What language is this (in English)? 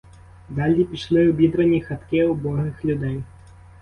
Ukrainian